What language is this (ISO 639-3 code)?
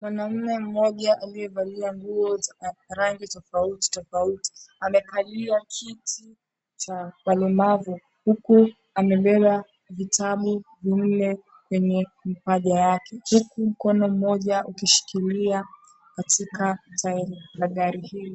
swa